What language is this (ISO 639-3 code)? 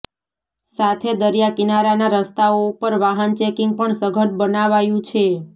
guj